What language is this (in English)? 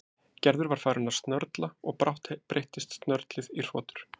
Icelandic